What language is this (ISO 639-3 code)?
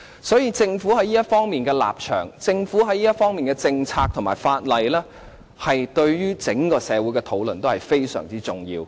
yue